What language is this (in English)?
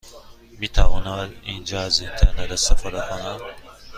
Persian